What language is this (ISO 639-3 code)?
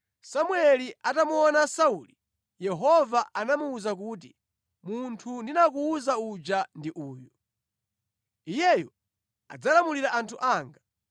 nya